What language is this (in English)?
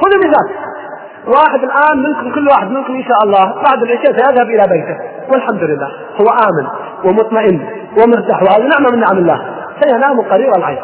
Arabic